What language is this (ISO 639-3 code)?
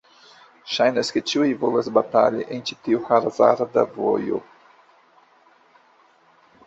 epo